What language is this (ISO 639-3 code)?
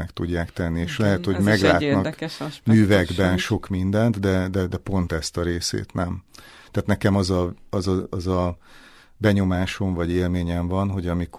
hun